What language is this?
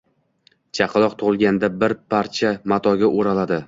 Uzbek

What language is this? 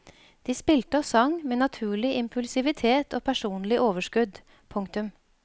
Norwegian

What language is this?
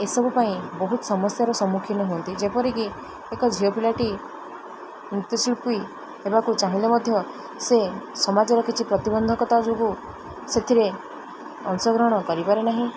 Odia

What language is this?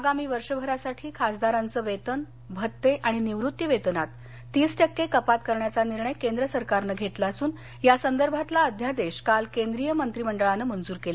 Marathi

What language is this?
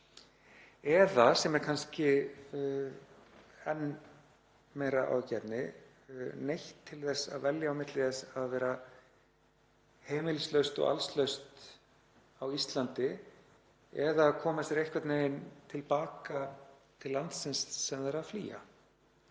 Icelandic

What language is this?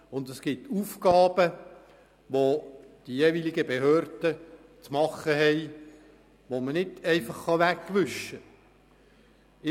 Swiss German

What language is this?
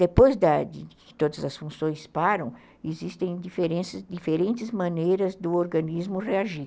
Portuguese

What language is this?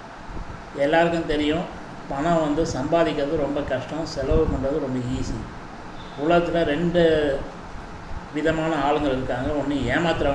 English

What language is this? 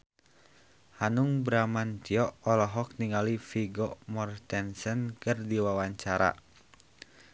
Sundanese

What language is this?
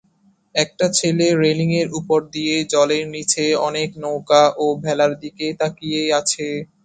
Bangla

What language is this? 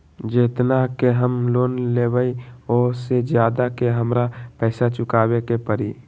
Magahi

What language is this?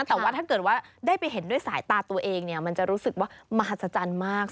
Thai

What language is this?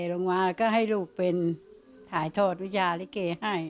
Thai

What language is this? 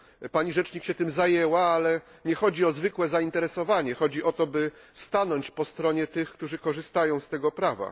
Polish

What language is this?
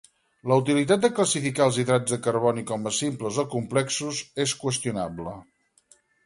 Catalan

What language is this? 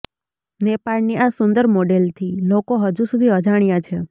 Gujarati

